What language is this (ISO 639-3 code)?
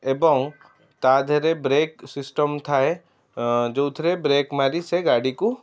ori